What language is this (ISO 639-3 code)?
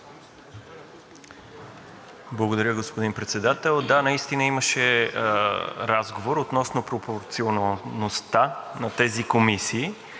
bul